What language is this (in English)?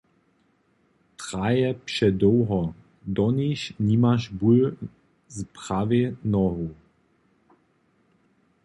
Upper Sorbian